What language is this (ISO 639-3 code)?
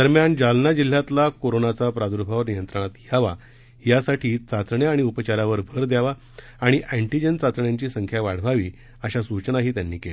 mar